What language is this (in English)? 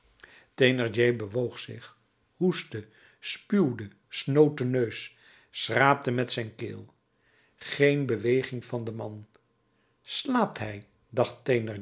Dutch